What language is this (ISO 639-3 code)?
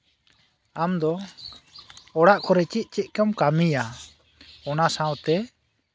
sat